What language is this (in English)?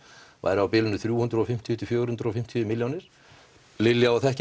Icelandic